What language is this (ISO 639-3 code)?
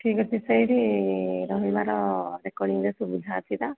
ori